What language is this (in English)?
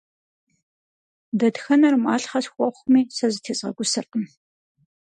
Kabardian